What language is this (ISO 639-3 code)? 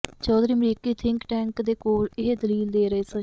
pan